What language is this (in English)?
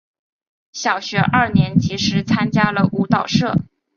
Chinese